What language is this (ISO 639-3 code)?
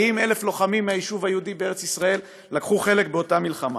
heb